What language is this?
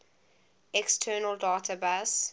English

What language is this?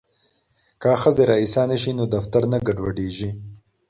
Pashto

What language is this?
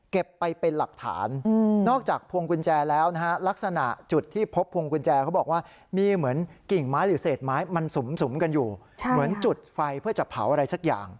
Thai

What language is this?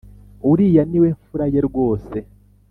Kinyarwanda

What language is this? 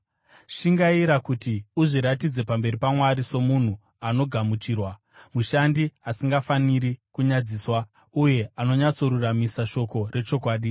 Shona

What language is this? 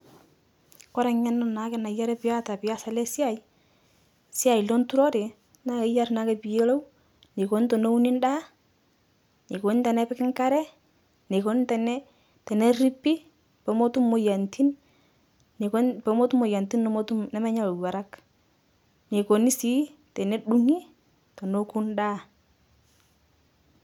Masai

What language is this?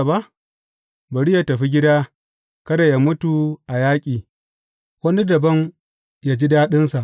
Hausa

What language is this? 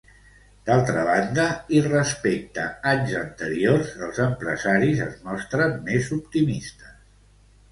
Catalan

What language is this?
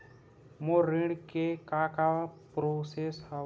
Chhattisgarhi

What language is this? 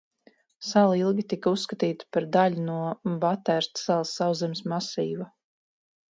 Latvian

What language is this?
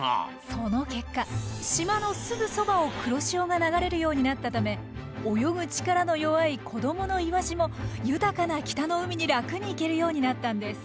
Japanese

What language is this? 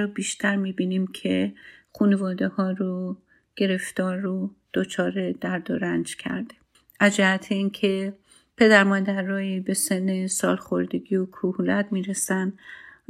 Persian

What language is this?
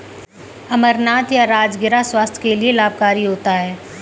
Hindi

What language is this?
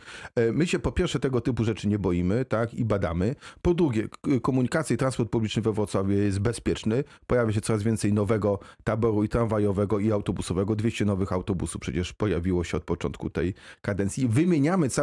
Polish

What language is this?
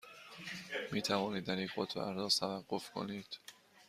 Persian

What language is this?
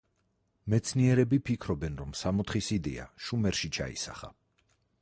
Georgian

